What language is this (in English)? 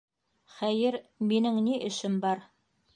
Bashkir